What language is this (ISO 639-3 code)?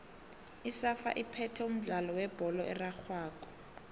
nbl